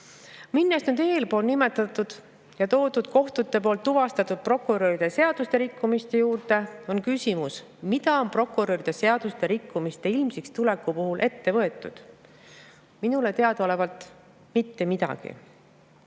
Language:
Estonian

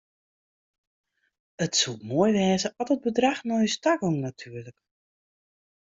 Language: Western Frisian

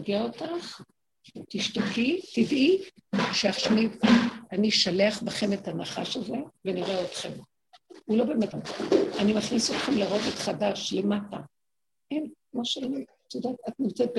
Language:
Hebrew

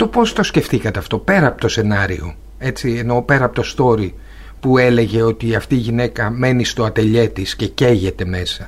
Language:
Greek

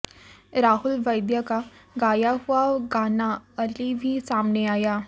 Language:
Hindi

